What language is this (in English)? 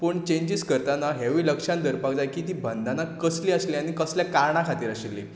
Konkani